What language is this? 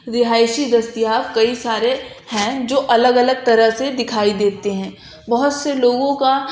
Urdu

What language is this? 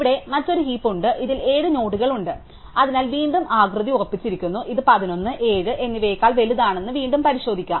Malayalam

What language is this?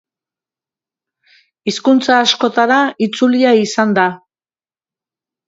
Basque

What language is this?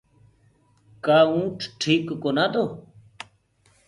Gurgula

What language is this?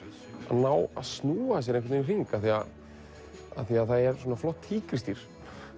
Icelandic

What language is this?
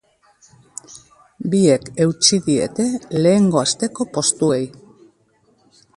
Basque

